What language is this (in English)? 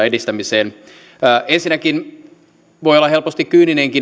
Finnish